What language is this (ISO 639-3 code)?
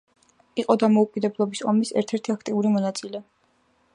kat